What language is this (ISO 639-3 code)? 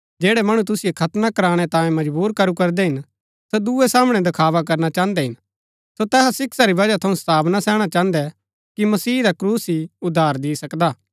gbk